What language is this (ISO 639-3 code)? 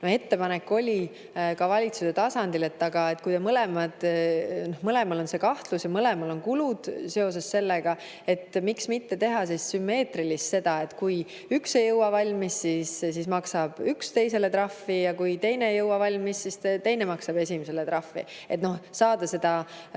est